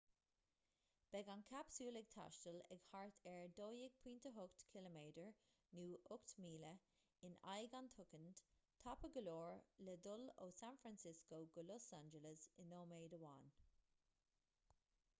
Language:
Irish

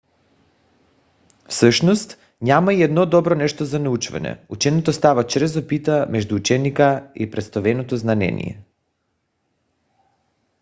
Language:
Bulgarian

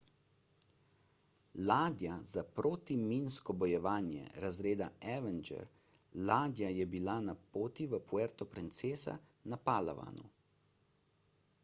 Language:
Slovenian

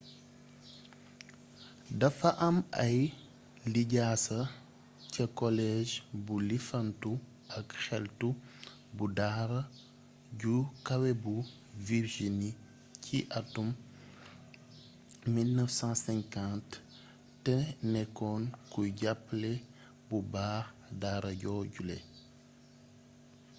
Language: Wolof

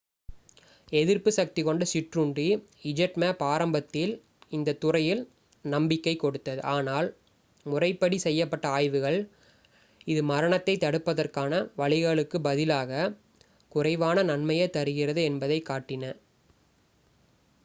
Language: Tamil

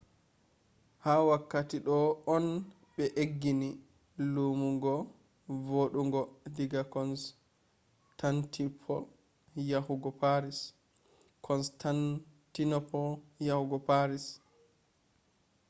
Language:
Fula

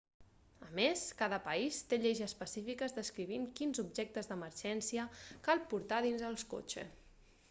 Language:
Catalan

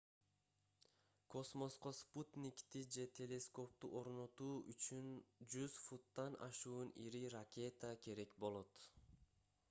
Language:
Kyrgyz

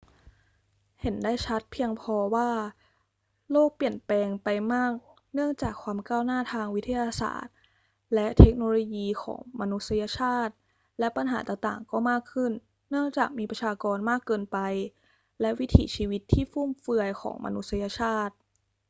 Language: Thai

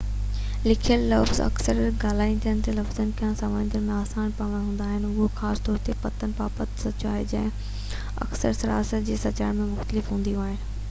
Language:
Sindhi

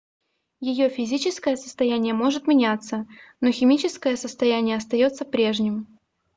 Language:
Russian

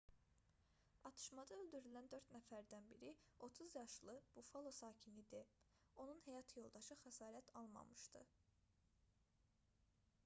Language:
Azerbaijani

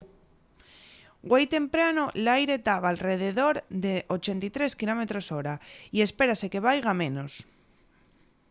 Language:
Asturian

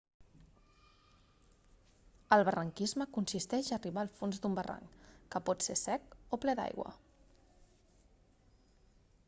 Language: Catalan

